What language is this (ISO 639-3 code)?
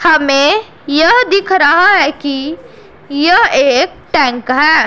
hin